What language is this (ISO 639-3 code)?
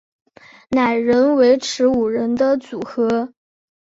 zho